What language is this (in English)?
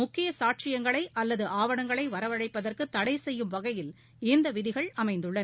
Tamil